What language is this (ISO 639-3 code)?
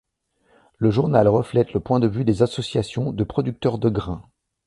fra